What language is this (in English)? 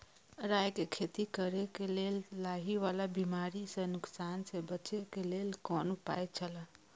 Maithili